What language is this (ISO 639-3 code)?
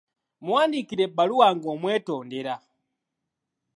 lug